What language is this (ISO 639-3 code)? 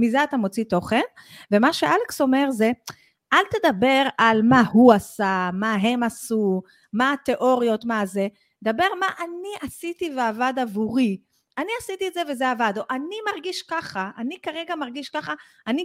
heb